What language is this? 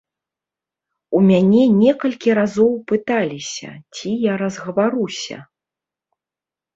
Belarusian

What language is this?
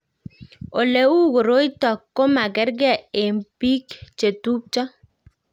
Kalenjin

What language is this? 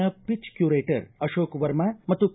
Kannada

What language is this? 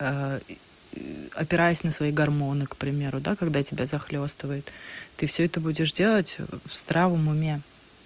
Russian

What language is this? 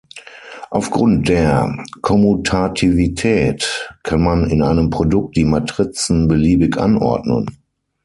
German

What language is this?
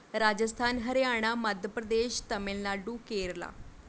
Punjabi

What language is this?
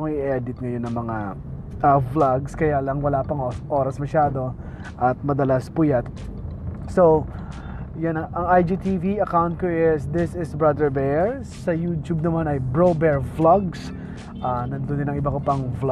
Filipino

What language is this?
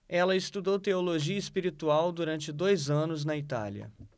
Portuguese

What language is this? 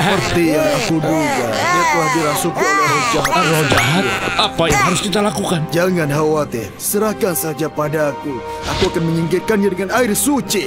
Indonesian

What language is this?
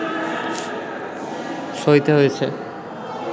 Bangla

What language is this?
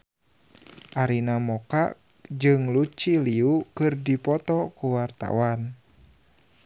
Sundanese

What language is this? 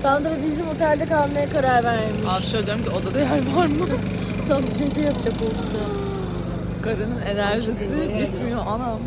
Turkish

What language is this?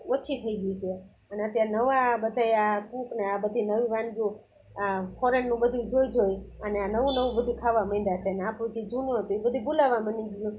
Gujarati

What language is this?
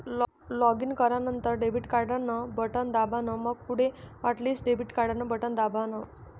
Marathi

